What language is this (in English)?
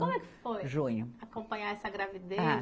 Portuguese